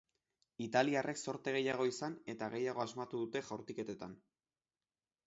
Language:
Basque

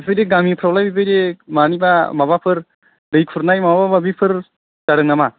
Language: Bodo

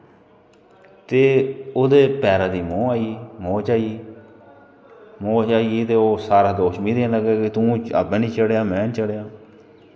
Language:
Dogri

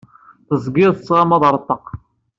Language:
Kabyle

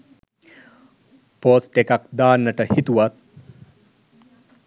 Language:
Sinhala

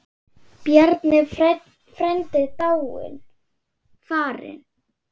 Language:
Icelandic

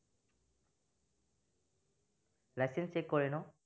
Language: Assamese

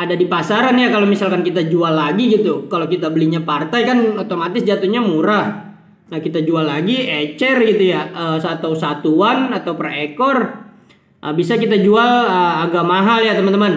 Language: Indonesian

